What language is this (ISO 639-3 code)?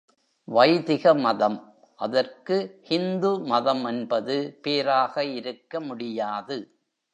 tam